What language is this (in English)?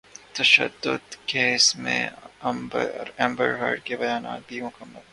Urdu